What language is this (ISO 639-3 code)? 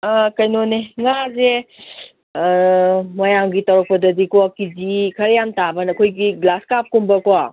mni